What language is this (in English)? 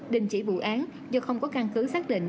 Vietnamese